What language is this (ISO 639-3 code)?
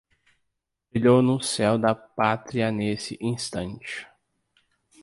por